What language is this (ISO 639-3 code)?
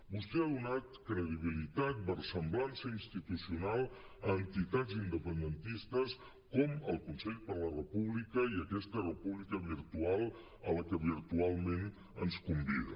cat